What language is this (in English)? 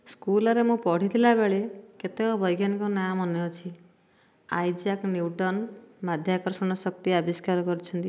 Odia